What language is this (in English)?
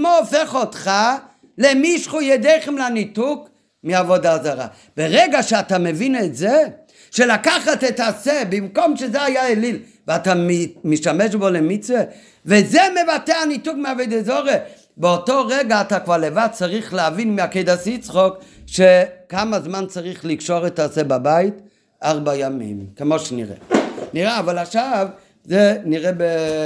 Hebrew